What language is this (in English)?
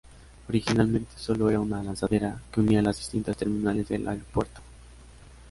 Spanish